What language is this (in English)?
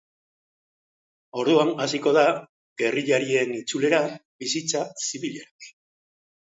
Basque